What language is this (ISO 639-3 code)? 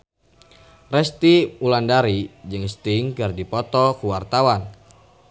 sun